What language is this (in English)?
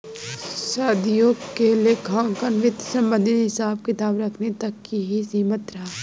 Hindi